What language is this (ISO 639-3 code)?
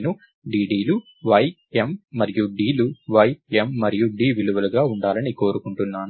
tel